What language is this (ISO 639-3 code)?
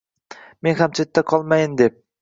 uzb